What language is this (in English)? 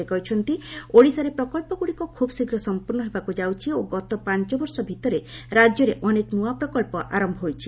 Odia